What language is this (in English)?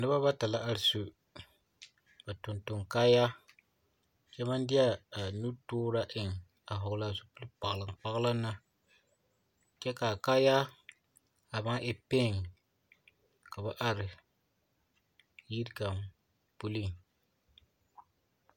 Southern Dagaare